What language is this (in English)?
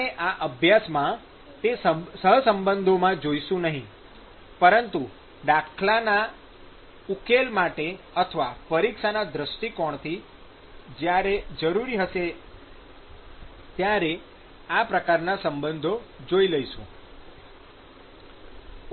Gujarati